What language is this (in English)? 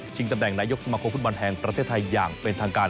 Thai